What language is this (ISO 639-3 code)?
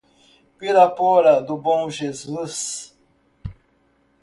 por